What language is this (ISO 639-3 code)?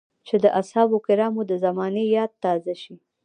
pus